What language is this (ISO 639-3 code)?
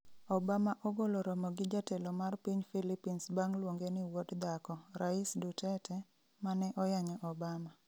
luo